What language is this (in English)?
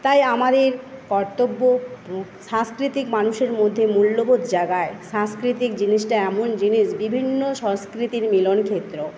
Bangla